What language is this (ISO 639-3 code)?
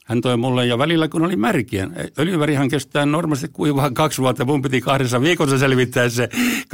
fin